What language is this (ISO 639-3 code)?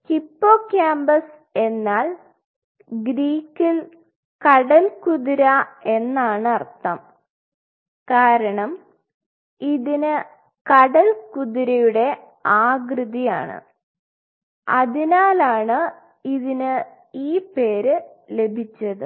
mal